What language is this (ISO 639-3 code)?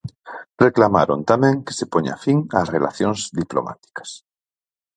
glg